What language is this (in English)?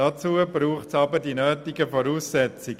Swiss German